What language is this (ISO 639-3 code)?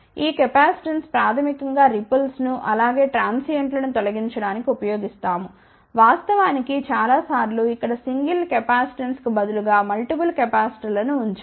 tel